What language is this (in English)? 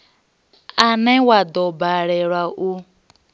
Venda